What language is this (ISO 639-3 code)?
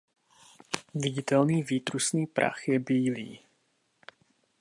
ces